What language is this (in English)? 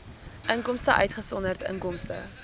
Afrikaans